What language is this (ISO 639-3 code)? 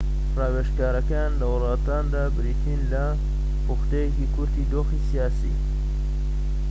ckb